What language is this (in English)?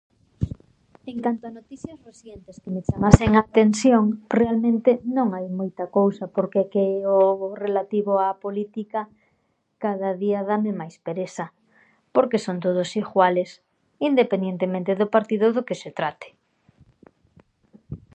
Galician